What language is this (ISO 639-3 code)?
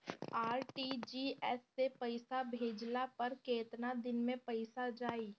bho